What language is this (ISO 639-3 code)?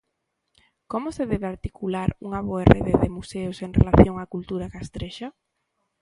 glg